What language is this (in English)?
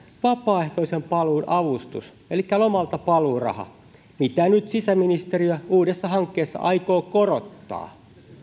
Finnish